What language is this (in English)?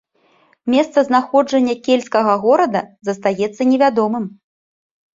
Belarusian